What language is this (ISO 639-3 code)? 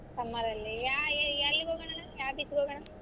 kan